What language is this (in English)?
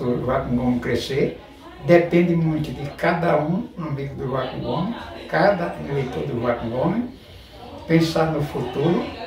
Portuguese